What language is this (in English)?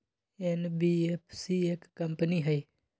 Magahi